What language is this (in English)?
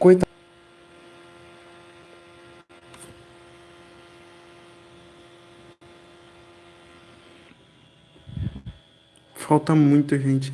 Portuguese